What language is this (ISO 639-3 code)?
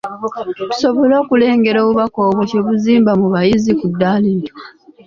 lug